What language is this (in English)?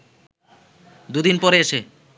Bangla